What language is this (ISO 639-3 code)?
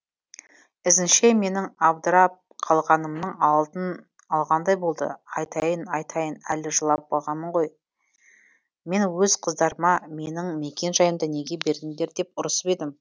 kaz